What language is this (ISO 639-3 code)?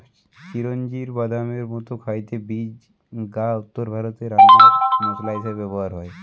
ben